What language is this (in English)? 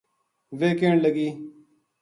Gujari